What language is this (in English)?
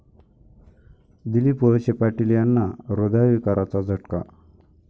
Marathi